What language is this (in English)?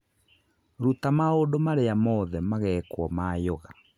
Kikuyu